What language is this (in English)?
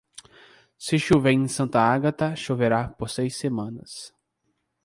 Portuguese